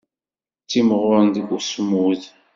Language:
Kabyle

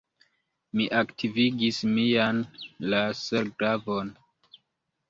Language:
Esperanto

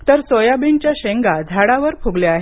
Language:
Marathi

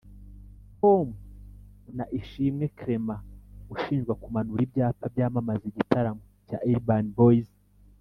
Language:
Kinyarwanda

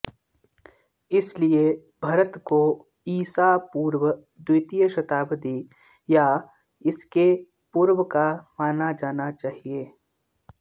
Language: Sanskrit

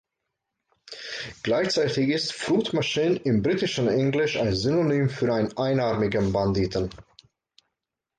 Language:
German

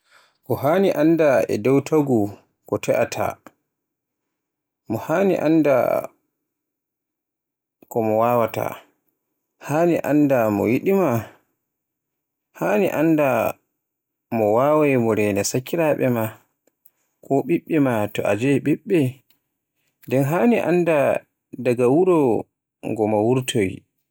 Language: Borgu Fulfulde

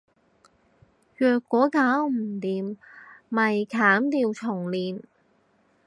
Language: Cantonese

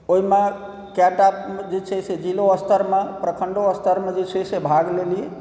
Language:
Maithili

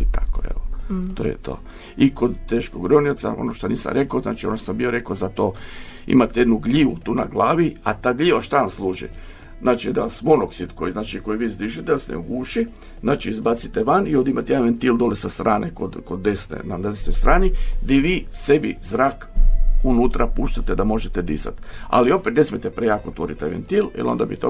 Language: Croatian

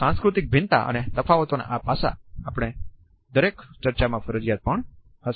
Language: Gujarati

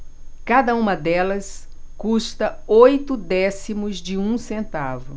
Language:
Portuguese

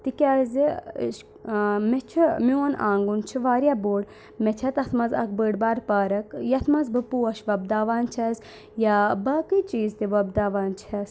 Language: Kashmiri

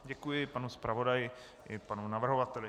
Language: Czech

